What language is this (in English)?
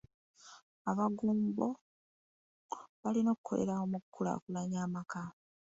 Ganda